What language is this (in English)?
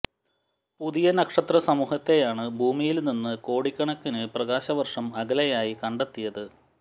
Malayalam